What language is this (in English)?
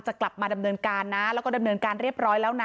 Thai